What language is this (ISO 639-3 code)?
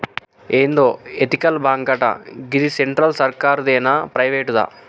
tel